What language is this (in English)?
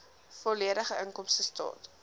Afrikaans